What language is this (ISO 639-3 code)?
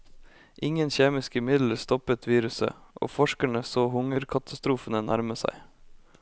nor